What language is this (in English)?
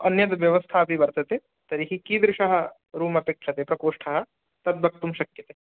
Sanskrit